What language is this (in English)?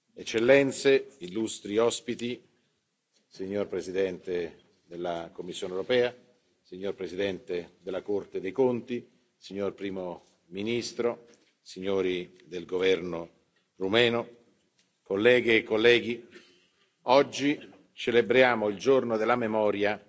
Italian